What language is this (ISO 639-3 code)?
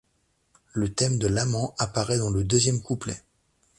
fra